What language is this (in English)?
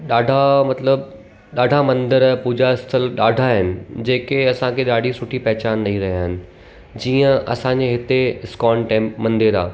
Sindhi